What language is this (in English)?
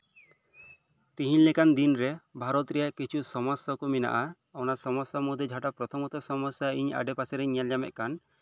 Santali